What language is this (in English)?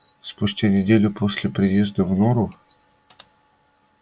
Russian